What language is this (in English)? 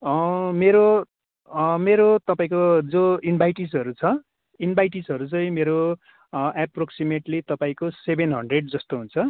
Nepali